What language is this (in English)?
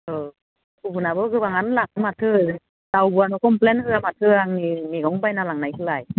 Bodo